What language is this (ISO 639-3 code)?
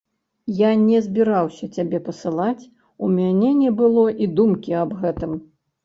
bel